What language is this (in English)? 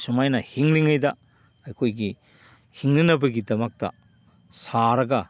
Manipuri